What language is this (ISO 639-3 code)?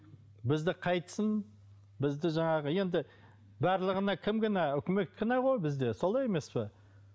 kaz